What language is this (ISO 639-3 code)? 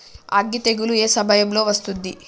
tel